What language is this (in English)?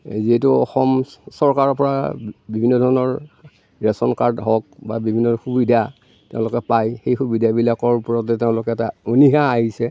Assamese